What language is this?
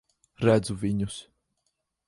Latvian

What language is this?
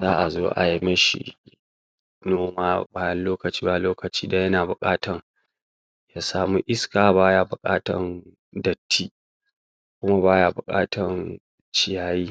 Hausa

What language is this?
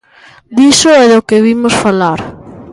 Galician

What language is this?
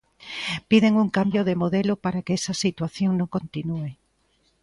Galician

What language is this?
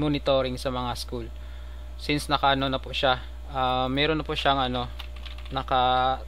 Filipino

